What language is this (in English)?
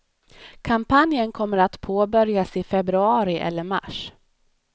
Swedish